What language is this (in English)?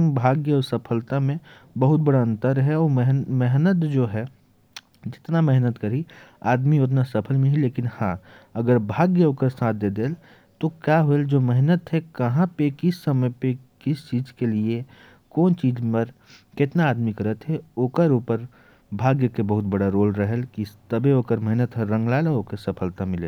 Korwa